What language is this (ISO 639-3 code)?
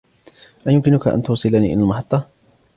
ara